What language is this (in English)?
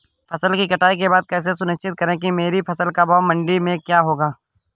Hindi